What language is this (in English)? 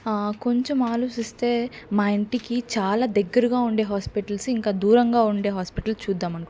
Telugu